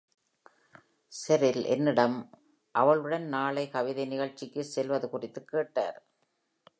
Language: Tamil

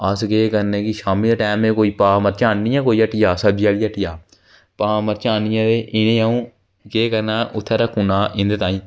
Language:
Dogri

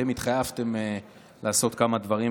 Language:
Hebrew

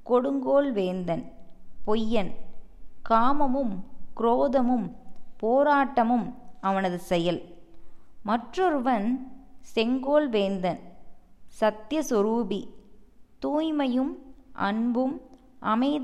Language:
Tamil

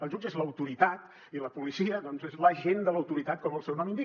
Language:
Catalan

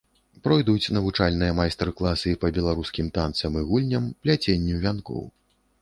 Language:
Belarusian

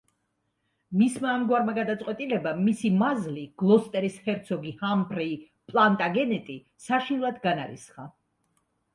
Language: Georgian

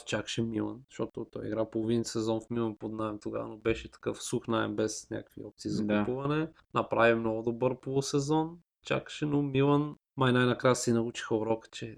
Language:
Bulgarian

